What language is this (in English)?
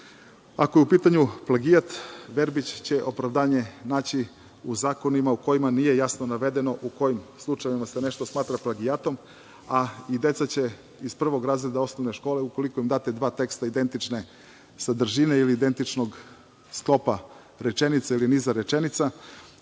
Serbian